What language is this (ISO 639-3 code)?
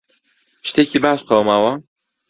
ckb